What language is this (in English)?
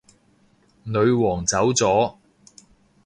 Cantonese